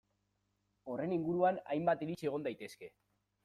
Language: Basque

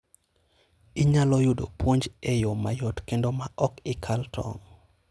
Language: Luo (Kenya and Tanzania)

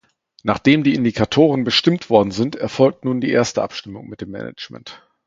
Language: German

